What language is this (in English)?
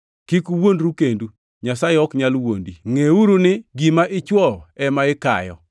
Luo (Kenya and Tanzania)